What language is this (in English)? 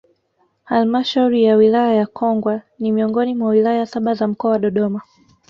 Swahili